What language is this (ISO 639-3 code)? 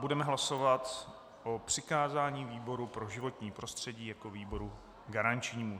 ces